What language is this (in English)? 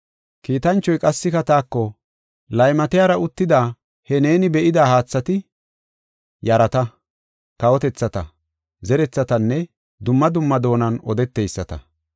Gofa